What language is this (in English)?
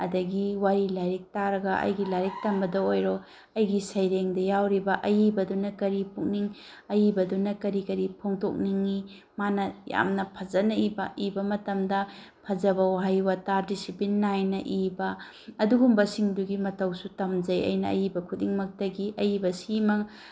Manipuri